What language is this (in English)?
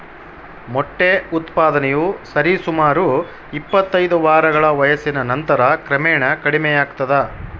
Kannada